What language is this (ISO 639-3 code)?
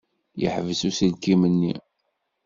kab